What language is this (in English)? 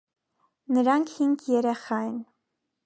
Armenian